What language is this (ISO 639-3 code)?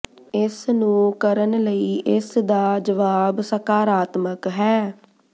pan